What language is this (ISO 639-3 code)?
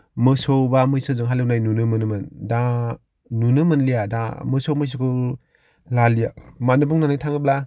brx